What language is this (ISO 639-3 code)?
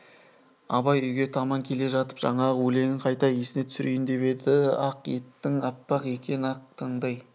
kaz